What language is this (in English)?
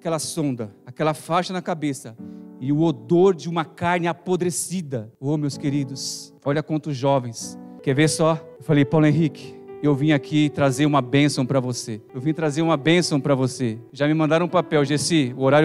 Portuguese